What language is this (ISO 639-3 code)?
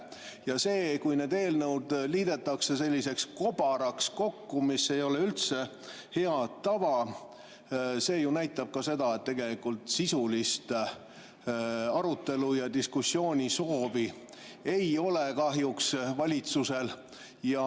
est